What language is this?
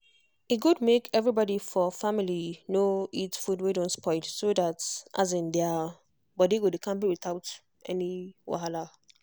Nigerian Pidgin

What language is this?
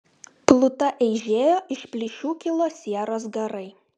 Lithuanian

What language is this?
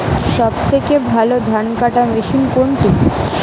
Bangla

